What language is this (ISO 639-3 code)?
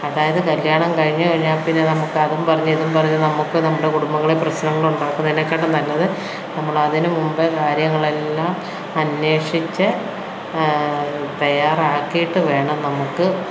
mal